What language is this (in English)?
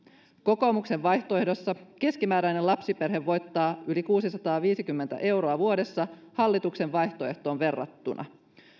Finnish